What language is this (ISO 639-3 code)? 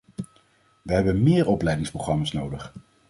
nld